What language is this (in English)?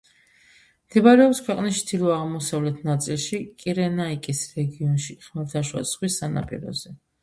Georgian